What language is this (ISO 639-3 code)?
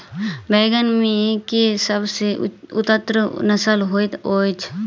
mai